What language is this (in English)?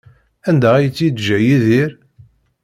Kabyle